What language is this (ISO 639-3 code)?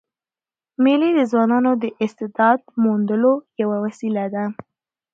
pus